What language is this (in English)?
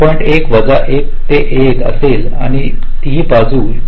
Marathi